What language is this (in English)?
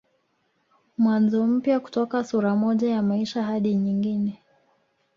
Swahili